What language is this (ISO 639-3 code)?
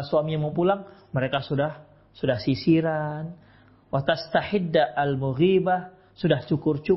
ind